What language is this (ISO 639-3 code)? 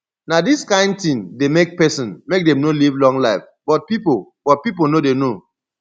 pcm